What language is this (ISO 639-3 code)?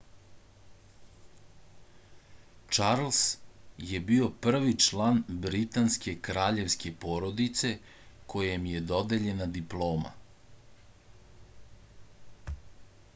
srp